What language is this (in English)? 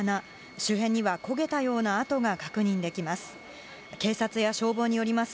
Japanese